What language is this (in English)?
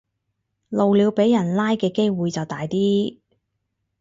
Cantonese